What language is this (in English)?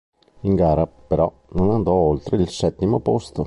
Italian